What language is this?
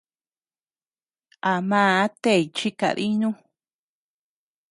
Tepeuxila Cuicatec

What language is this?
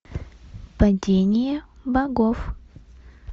Russian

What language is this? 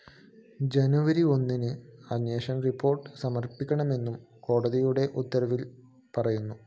Malayalam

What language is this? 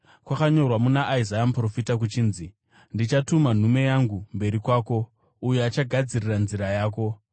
Shona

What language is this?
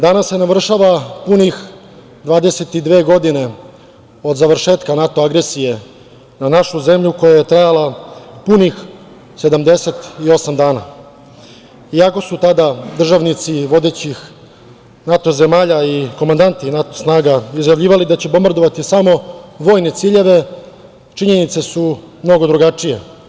Serbian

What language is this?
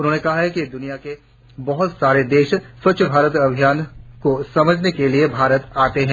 Hindi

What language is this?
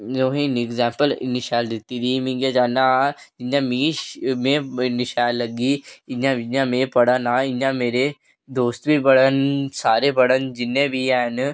Dogri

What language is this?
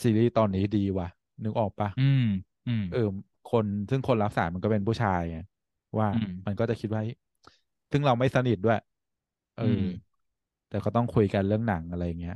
Thai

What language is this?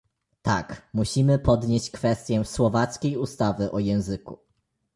Polish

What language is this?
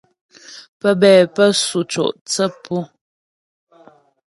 Ghomala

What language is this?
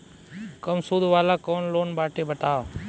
Bhojpuri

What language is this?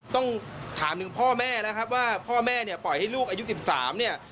Thai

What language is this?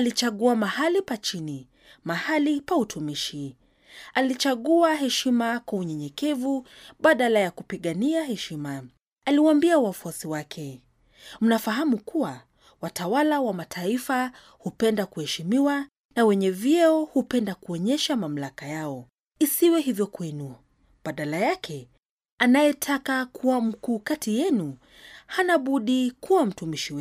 Swahili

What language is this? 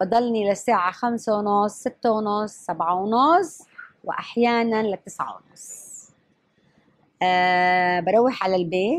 Arabic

